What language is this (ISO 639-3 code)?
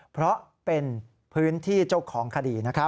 tha